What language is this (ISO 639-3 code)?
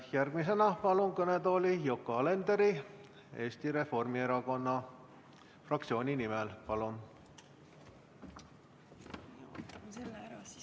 est